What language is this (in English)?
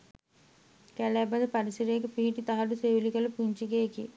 Sinhala